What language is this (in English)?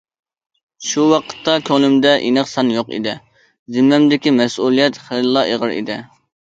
Uyghur